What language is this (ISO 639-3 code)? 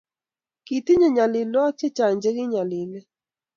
kln